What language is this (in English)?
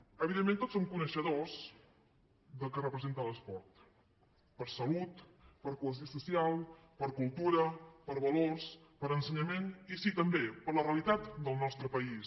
Catalan